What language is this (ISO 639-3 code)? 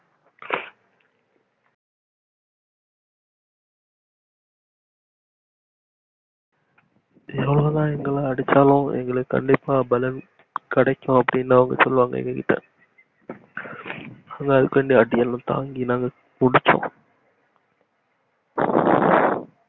tam